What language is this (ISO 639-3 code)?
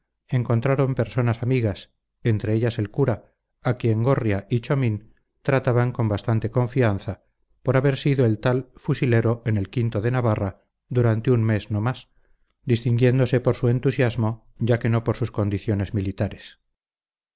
spa